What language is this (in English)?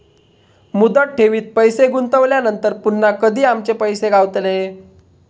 Marathi